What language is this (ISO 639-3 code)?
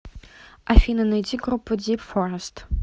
rus